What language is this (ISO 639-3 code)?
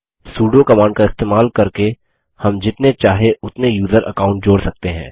hin